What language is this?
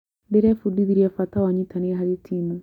Kikuyu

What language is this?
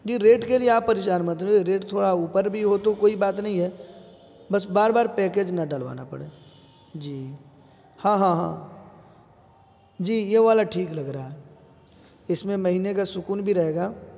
Urdu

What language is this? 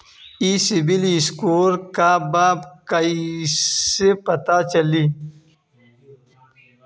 Bhojpuri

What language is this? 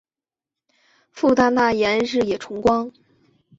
Chinese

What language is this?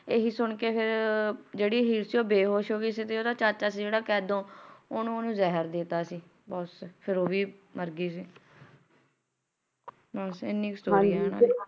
Punjabi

